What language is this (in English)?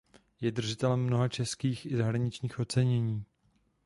Czech